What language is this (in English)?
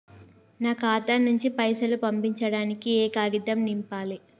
Telugu